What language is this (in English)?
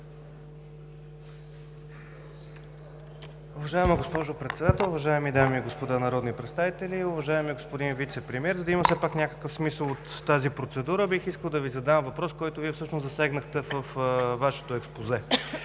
Bulgarian